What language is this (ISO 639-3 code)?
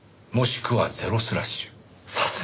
jpn